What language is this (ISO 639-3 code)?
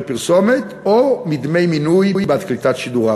heb